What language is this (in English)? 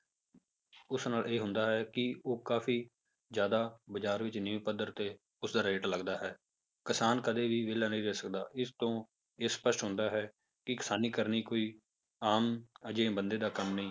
Punjabi